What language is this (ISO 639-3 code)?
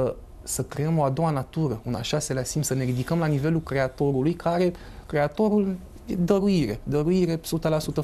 ron